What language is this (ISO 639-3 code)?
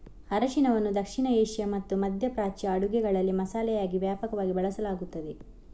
kan